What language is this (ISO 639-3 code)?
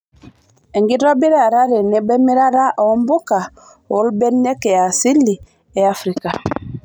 mas